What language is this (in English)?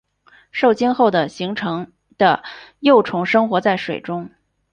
Chinese